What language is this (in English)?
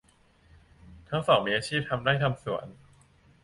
Thai